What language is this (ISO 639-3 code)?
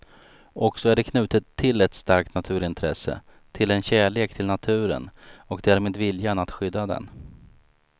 swe